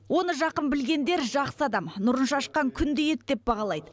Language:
Kazakh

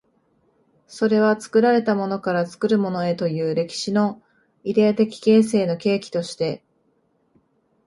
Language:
Japanese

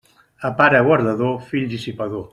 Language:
Catalan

